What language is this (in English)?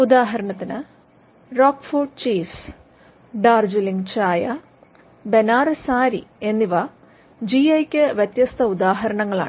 Malayalam